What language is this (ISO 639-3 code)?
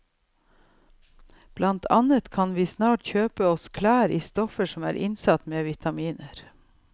nor